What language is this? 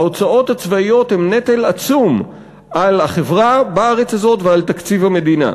Hebrew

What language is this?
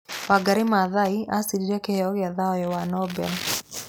Kikuyu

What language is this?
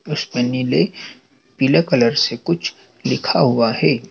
Hindi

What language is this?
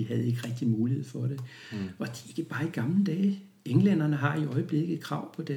Danish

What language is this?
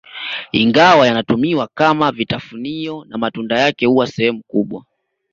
Swahili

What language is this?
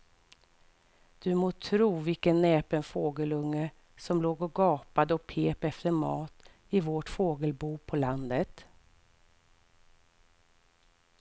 Swedish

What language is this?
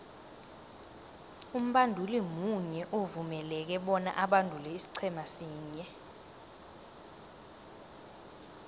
South Ndebele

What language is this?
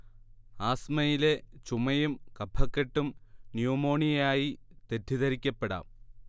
Malayalam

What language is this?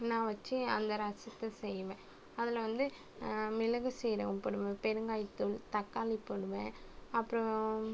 Tamil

